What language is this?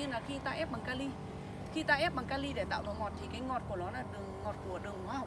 Vietnamese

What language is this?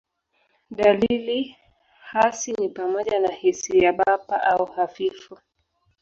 Swahili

